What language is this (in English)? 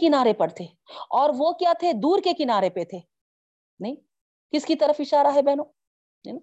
Urdu